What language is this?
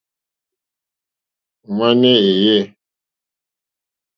Mokpwe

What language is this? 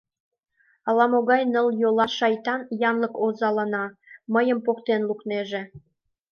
Mari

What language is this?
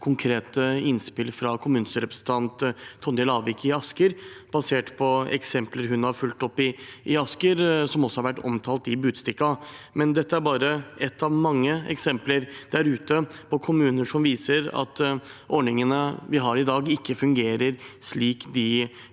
Norwegian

